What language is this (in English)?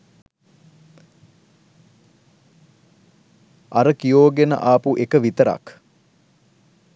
Sinhala